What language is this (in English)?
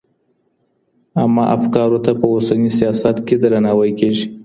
Pashto